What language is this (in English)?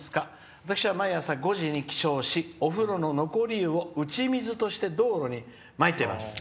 Japanese